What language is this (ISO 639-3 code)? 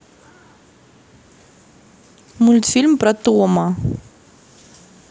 rus